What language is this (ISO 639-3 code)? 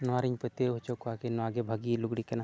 sat